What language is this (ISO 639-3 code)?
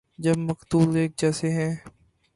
urd